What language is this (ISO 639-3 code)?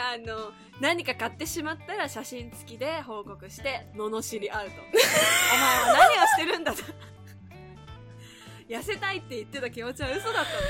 jpn